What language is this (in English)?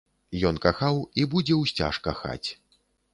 Belarusian